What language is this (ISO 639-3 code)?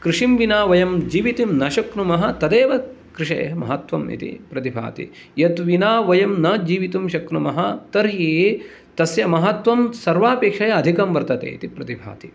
san